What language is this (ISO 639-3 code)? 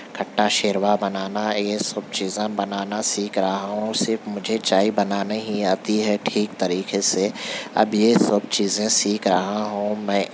urd